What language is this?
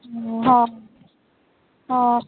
Punjabi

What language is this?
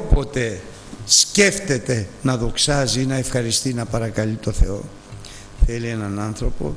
Greek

